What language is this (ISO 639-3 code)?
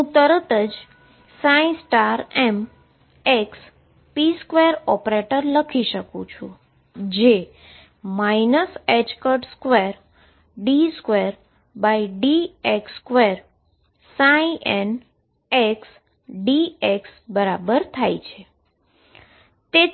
guj